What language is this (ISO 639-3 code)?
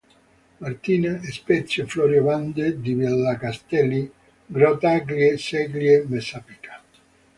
ita